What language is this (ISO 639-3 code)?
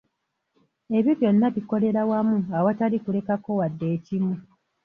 lug